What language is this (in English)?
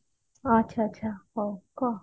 Odia